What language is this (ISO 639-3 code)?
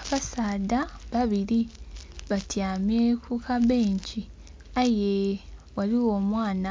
xog